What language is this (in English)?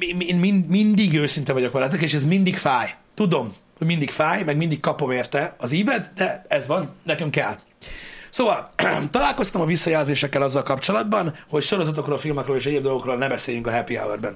Hungarian